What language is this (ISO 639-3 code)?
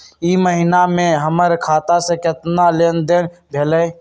mag